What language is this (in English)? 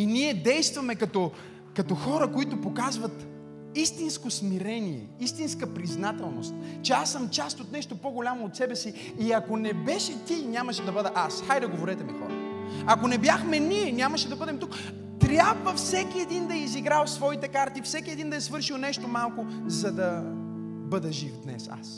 Bulgarian